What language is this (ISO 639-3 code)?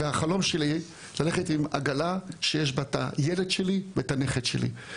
heb